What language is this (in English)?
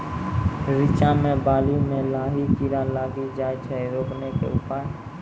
Maithili